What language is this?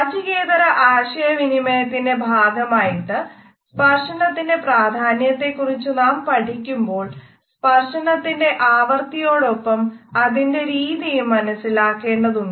Malayalam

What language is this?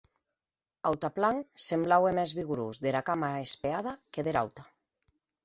Occitan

